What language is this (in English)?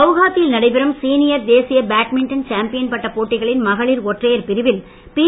Tamil